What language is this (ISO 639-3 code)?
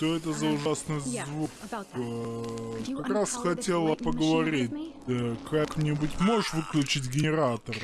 rus